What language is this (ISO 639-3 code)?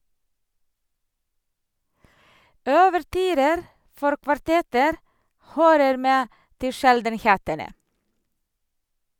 nor